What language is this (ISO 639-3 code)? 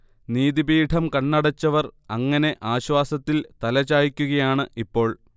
mal